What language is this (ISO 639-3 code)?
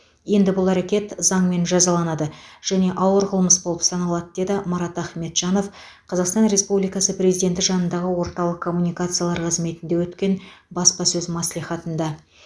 kaz